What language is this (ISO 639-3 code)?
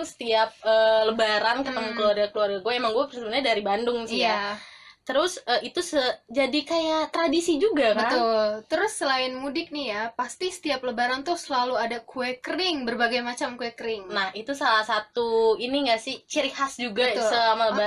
ind